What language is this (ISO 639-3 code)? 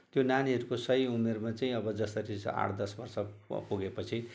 nep